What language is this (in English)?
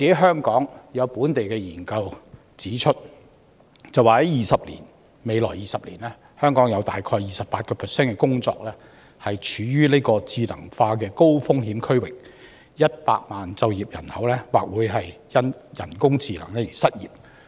Cantonese